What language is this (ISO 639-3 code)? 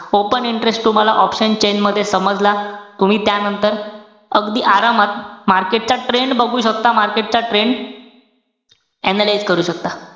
mar